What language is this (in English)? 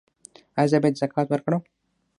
Pashto